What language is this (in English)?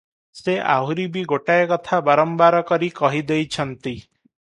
Odia